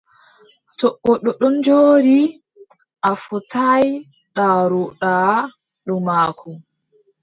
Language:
Adamawa Fulfulde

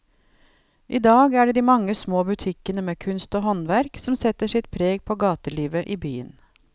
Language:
Norwegian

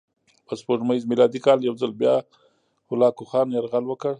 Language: Pashto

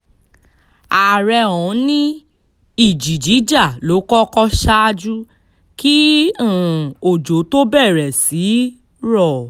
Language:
Yoruba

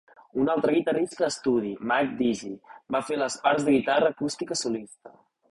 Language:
Catalan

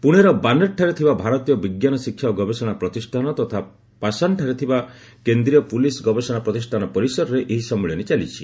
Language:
Odia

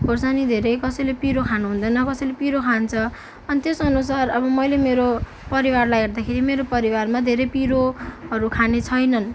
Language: Nepali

